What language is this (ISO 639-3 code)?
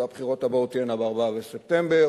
heb